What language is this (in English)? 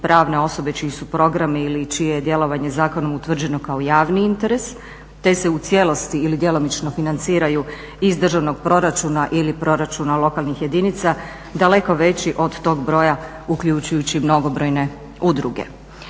Croatian